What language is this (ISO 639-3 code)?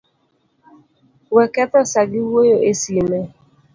luo